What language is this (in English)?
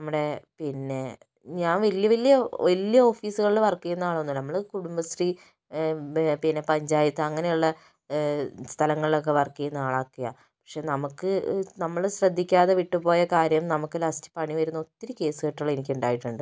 Malayalam